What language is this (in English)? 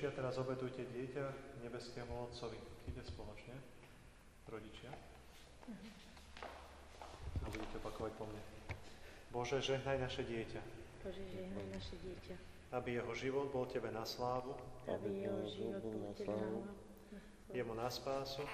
Romanian